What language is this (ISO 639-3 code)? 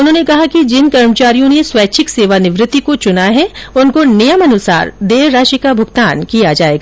hin